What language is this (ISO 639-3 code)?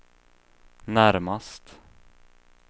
swe